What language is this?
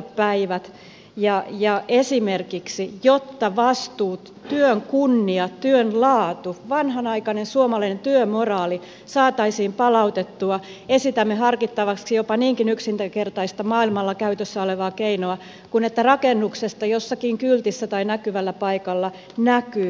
Finnish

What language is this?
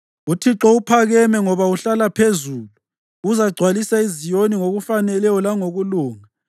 North Ndebele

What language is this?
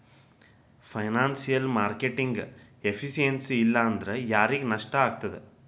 Kannada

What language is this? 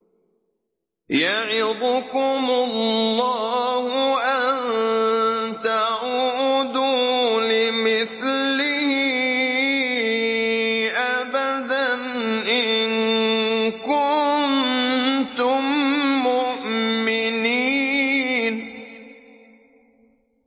Arabic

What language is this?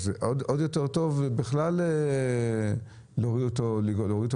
Hebrew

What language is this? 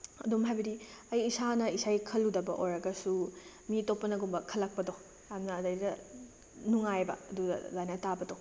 Manipuri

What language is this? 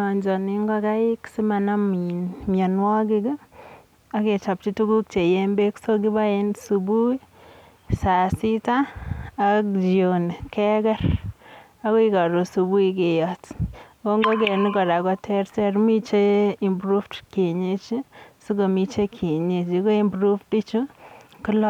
Kalenjin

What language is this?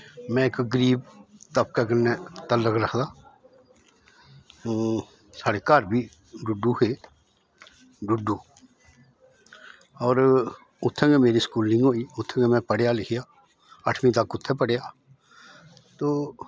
Dogri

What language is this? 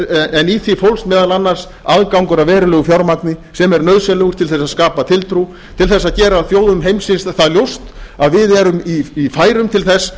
Icelandic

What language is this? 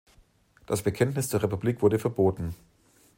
German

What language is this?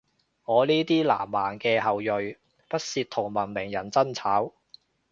Cantonese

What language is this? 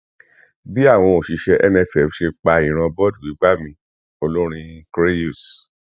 Yoruba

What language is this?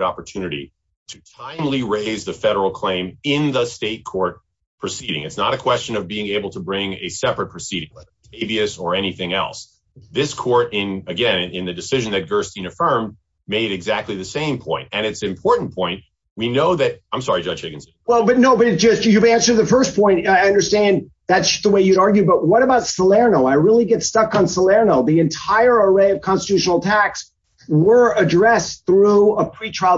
English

